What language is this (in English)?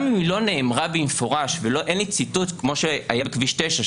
Hebrew